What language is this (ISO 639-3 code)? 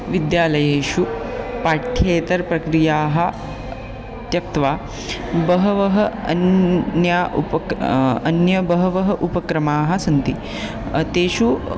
san